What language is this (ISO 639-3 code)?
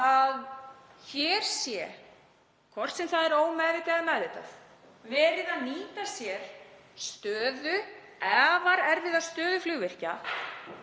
isl